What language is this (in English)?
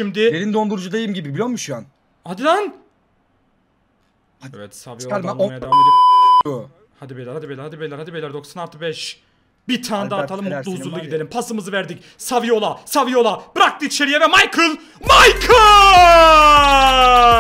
Turkish